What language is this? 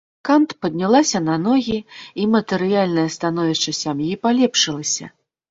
Belarusian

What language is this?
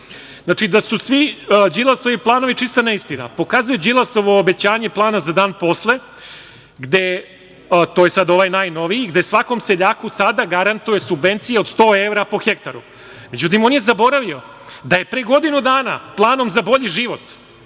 Serbian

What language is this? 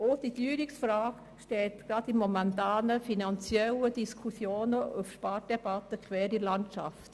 Swiss German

